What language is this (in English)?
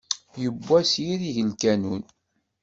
Kabyle